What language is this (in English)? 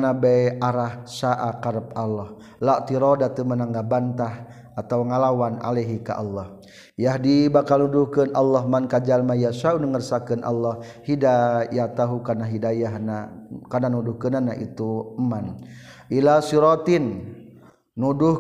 Malay